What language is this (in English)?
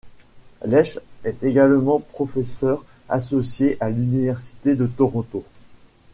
French